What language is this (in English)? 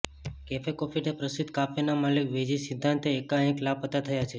Gujarati